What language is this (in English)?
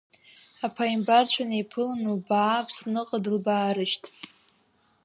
Abkhazian